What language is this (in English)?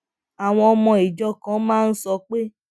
Yoruba